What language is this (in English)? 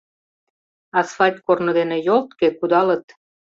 Mari